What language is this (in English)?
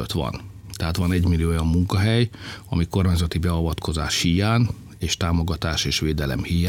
Hungarian